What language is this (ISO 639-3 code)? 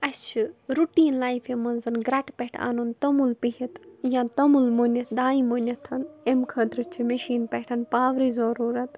kas